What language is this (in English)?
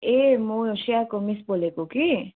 Nepali